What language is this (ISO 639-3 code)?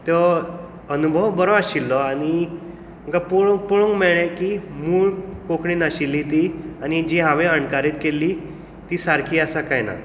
kok